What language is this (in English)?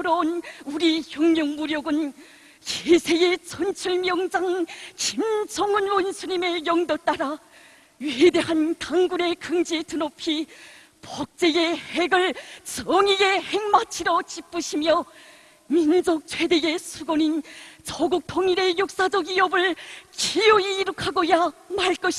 Korean